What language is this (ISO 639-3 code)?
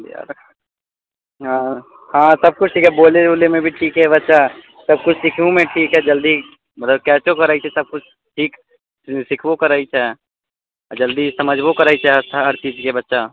mai